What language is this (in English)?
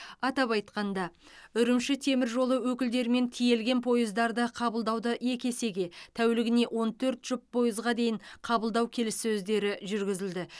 Kazakh